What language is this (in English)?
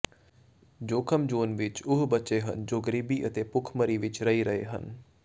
Punjabi